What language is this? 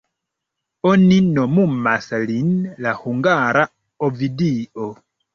Esperanto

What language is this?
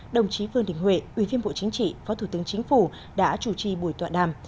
Vietnamese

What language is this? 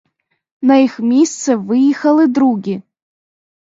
Ukrainian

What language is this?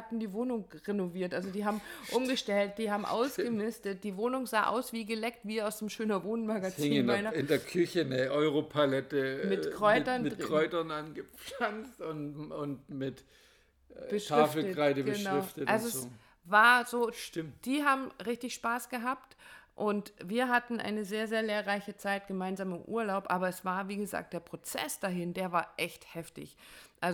German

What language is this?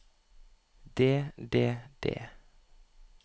Norwegian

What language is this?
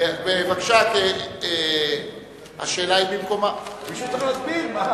Hebrew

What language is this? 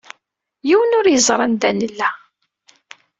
Kabyle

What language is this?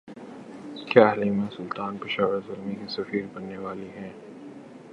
Urdu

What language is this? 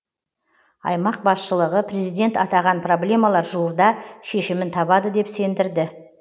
Kazakh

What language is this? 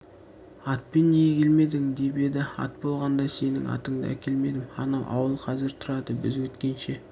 Kazakh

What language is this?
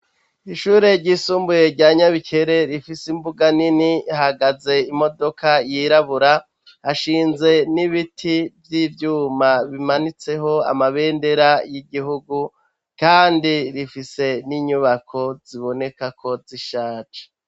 Rundi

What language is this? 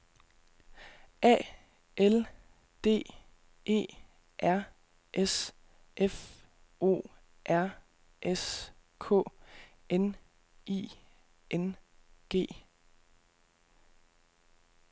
Danish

